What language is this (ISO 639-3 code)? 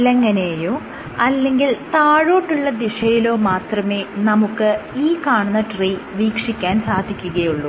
mal